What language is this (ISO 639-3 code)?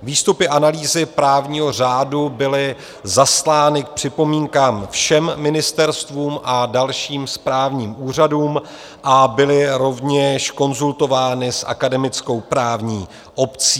ces